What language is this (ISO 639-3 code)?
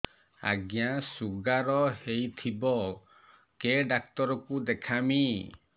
ori